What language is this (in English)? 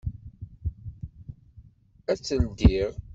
Kabyle